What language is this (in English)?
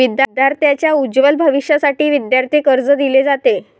Marathi